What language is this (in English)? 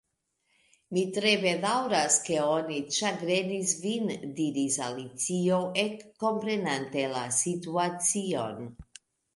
Esperanto